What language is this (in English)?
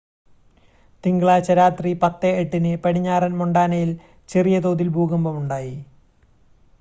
Malayalam